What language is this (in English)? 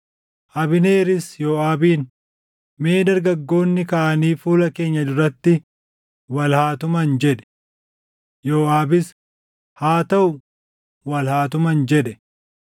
Oromo